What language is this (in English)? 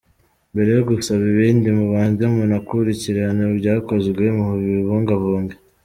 Kinyarwanda